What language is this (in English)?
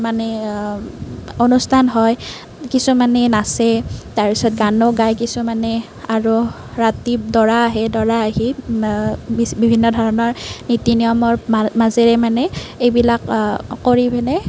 Assamese